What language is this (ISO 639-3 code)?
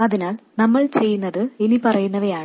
mal